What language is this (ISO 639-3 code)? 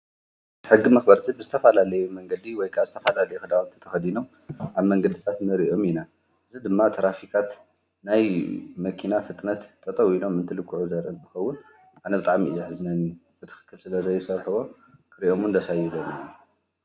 tir